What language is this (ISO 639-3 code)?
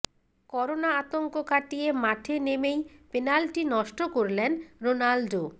ben